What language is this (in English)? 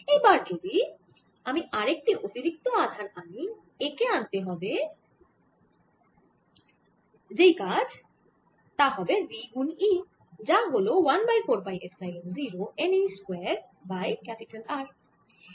Bangla